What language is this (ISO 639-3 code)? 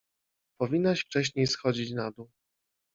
pol